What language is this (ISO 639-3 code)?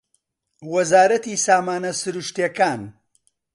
ckb